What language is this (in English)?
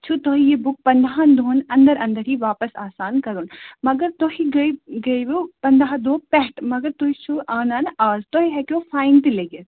Kashmiri